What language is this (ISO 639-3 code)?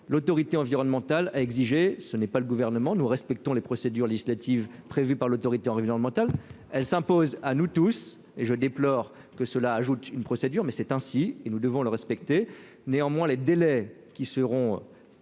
fra